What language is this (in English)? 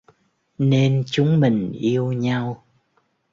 Vietnamese